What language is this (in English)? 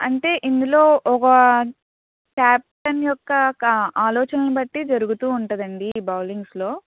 Telugu